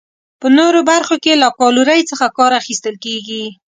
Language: Pashto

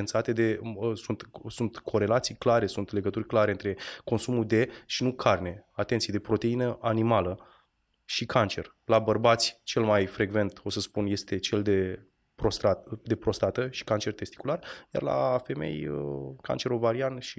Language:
Romanian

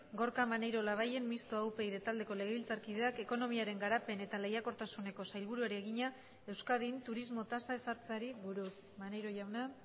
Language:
Basque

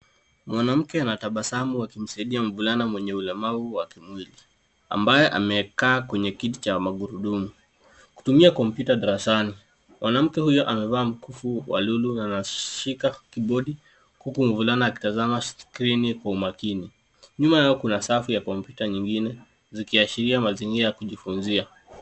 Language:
Swahili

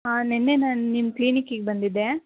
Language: Kannada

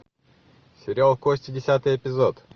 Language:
Russian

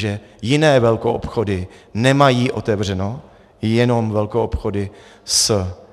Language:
Czech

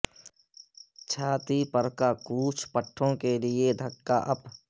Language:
Urdu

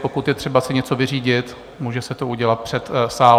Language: Czech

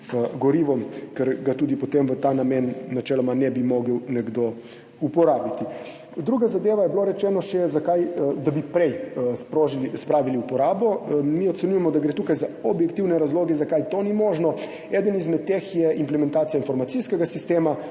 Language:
Slovenian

